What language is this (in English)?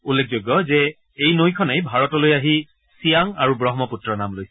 Assamese